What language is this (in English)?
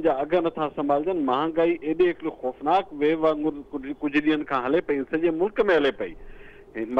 Hindi